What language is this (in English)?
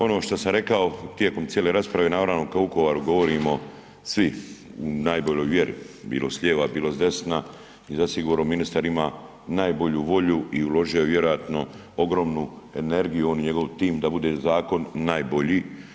Croatian